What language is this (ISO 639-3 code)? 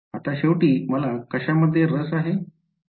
mar